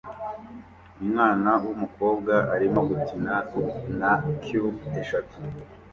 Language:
Kinyarwanda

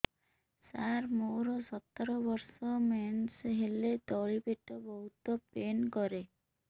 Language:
Odia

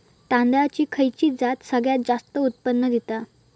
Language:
Marathi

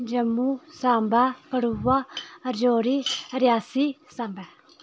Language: Dogri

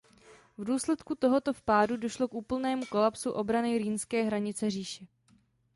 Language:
Czech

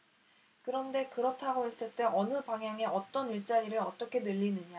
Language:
Korean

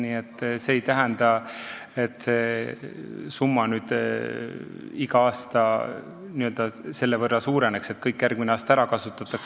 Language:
Estonian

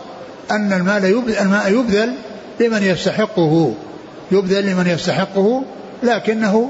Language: Arabic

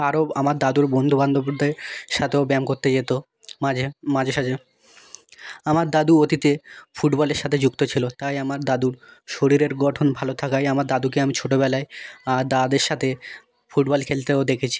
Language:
Bangla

